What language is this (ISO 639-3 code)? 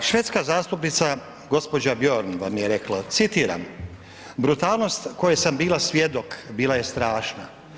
hrv